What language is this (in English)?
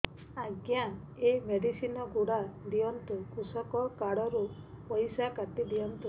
Odia